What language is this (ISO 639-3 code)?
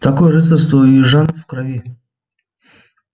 rus